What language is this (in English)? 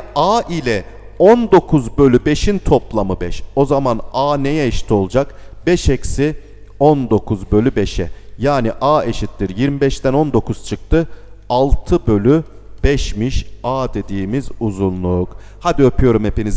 Turkish